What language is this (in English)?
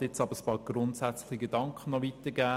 Swiss German